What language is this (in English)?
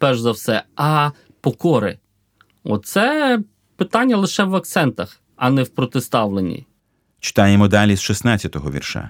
Ukrainian